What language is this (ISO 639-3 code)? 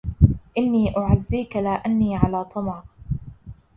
ara